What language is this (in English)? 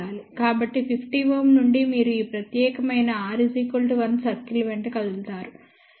Telugu